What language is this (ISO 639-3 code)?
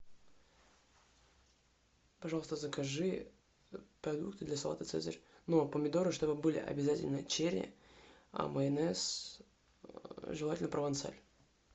rus